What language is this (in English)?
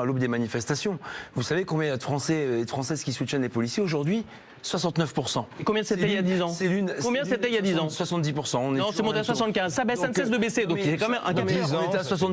French